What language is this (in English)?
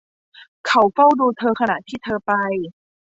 Thai